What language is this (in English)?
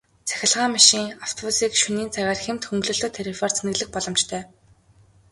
Mongolian